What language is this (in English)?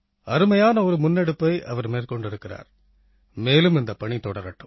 Tamil